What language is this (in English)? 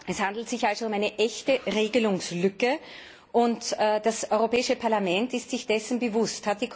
German